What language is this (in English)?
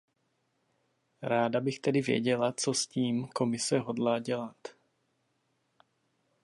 Czech